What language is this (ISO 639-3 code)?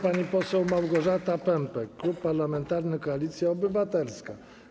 pol